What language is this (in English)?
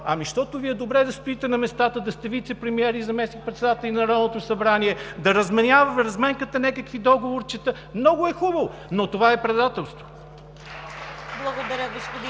Bulgarian